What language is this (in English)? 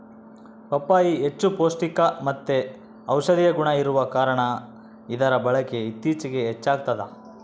Kannada